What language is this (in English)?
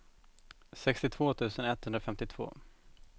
Swedish